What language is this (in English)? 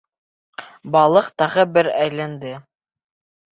Bashkir